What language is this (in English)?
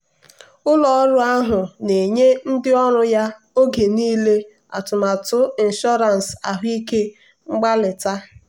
Igbo